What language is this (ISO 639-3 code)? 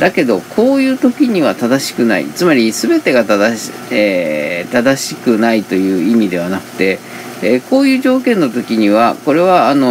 jpn